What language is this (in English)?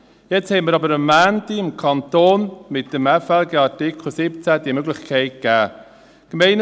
Swiss German